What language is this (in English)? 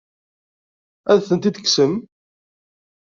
Kabyle